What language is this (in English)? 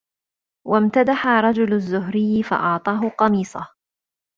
Arabic